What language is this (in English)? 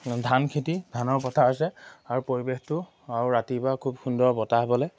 Assamese